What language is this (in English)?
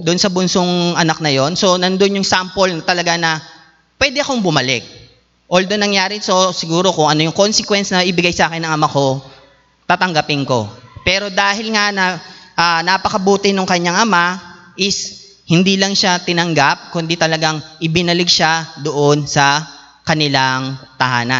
Filipino